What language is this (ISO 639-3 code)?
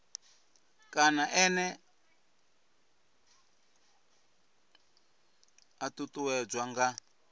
ven